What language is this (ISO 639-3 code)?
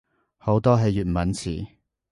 yue